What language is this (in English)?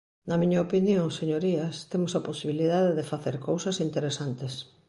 Galician